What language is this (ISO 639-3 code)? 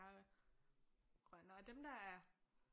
dan